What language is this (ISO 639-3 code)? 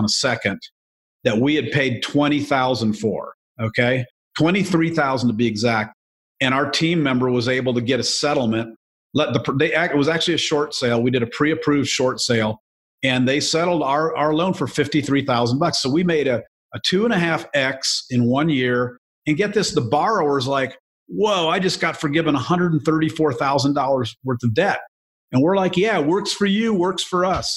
eng